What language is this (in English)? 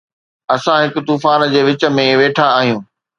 Sindhi